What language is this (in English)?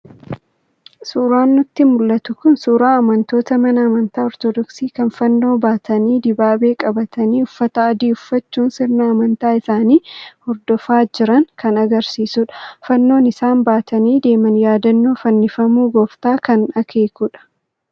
Oromo